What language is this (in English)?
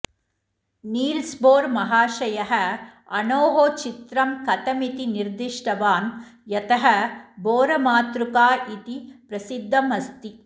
Sanskrit